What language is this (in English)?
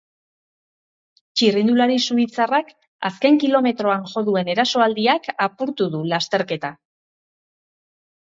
Basque